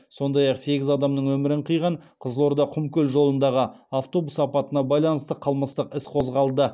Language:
Kazakh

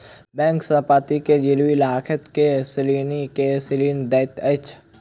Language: Maithili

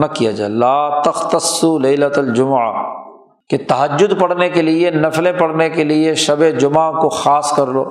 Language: Urdu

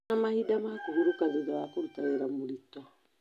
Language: Kikuyu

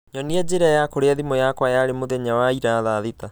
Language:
Kikuyu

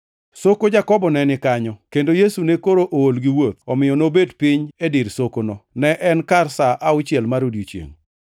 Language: Luo (Kenya and Tanzania)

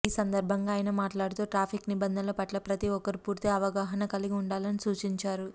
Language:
Telugu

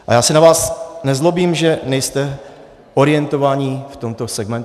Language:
Czech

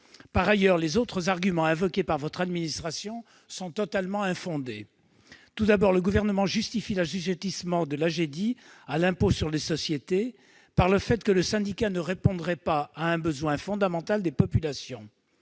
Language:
French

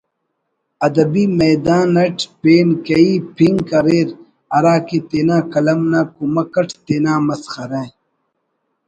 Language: Brahui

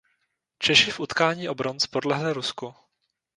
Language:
Czech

